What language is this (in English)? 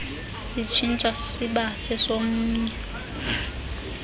Xhosa